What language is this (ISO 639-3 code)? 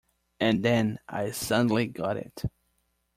eng